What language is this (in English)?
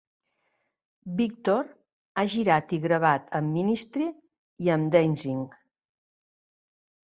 Catalan